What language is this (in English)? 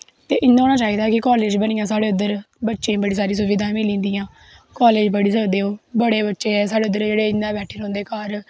Dogri